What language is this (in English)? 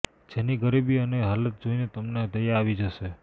Gujarati